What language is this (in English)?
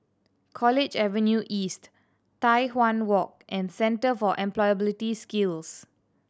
English